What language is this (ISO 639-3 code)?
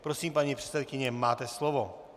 ces